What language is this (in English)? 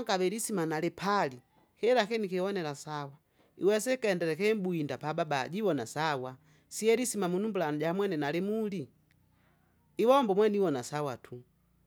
Kinga